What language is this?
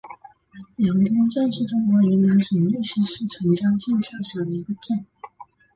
Chinese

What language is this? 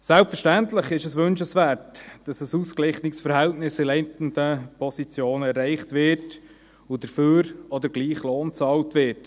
Swiss German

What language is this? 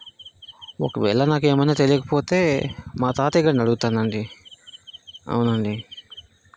Telugu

